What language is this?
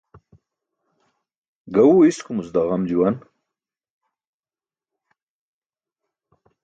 Burushaski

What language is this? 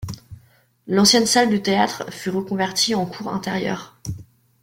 French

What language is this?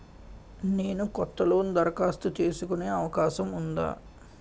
Telugu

